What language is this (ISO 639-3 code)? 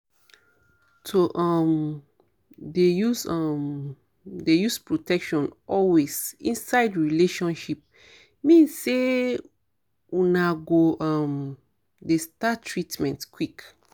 pcm